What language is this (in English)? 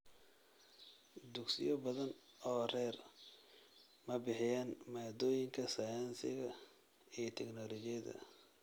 Somali